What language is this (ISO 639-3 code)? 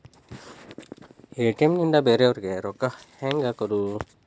kan